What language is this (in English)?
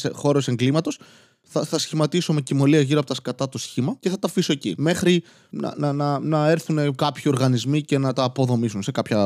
Greek